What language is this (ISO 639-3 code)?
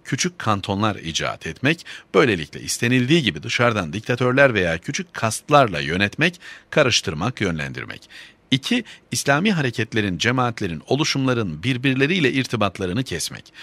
tur